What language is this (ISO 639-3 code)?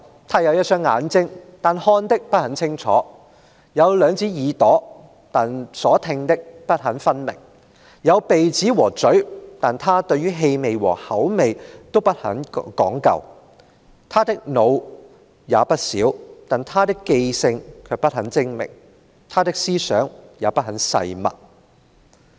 yue